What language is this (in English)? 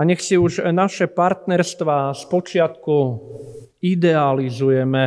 Slovak